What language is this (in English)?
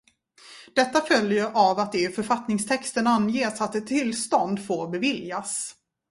Swedish